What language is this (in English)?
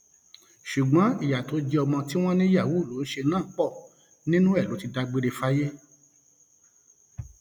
Yoruba